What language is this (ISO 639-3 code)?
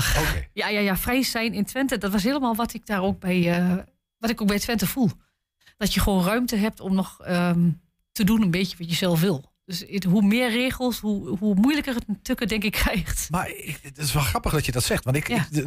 nld